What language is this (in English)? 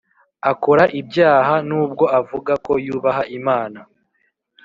Kinyarwanda